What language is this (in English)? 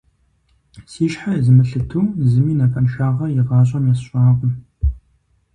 Kabardian